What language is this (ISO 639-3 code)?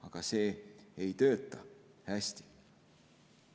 est